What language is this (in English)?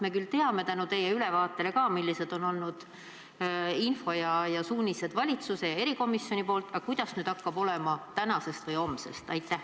Estonian